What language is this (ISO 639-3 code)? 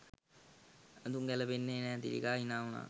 sin